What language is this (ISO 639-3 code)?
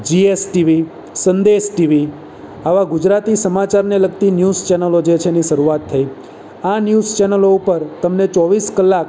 guj